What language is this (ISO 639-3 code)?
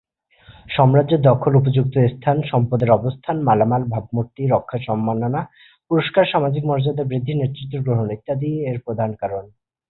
ben